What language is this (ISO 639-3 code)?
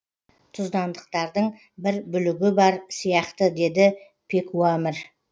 kaz